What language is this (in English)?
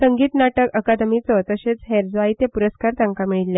Konkani